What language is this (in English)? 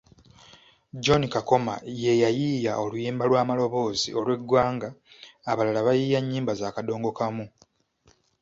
Ganda